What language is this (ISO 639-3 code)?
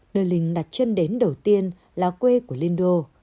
vie